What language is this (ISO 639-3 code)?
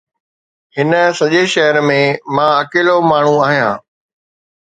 snd